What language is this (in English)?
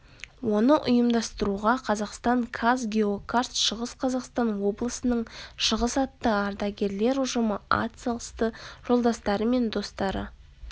Kazakh